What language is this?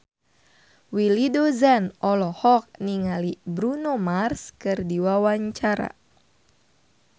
Sundanese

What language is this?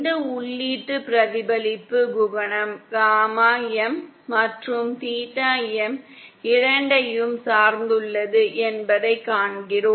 Tamil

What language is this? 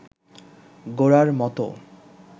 Bangla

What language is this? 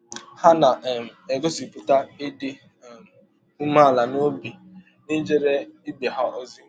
Igbo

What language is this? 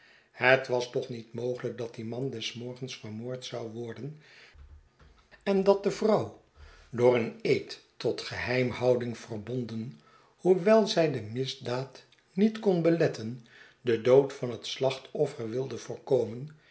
Dutch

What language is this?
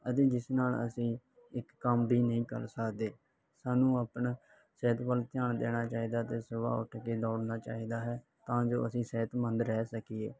Punjabi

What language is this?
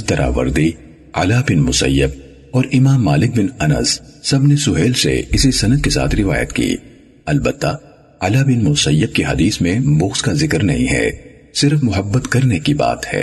Urdu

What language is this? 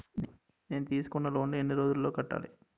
Telugu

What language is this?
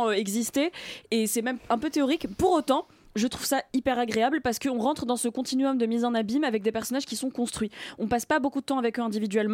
French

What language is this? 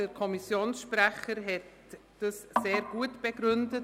Swiss German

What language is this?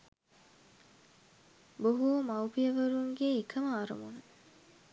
Sinhala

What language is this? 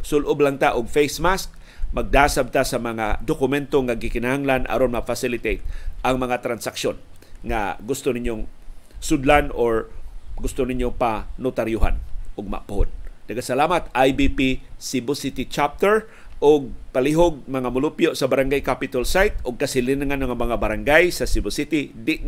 Filipino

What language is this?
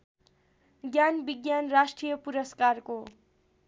Nepali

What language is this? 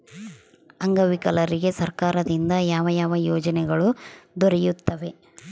Kannada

